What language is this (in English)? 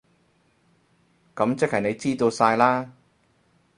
Cantonese